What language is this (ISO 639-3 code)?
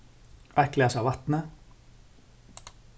fao